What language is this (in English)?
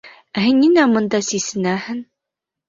Bashkir